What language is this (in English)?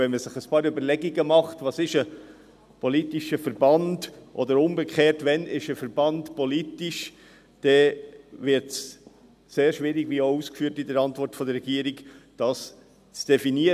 Swiss German